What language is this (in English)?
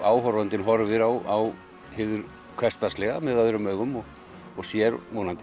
Icelandic